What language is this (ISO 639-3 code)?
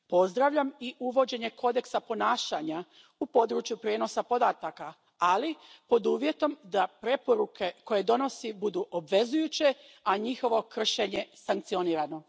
hrv